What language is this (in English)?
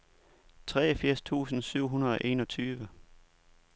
Danish